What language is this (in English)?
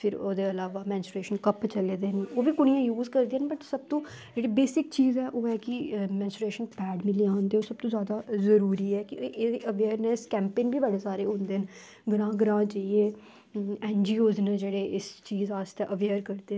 Dogri